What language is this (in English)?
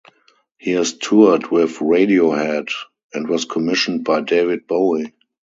English